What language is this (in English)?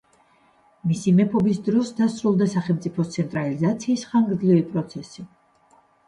Georgian